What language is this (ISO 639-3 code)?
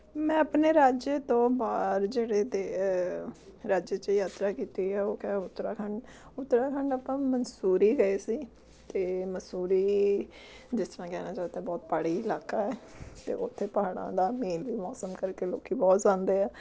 pan